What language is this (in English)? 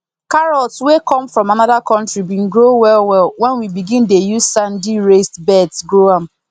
Nigerian Pidgin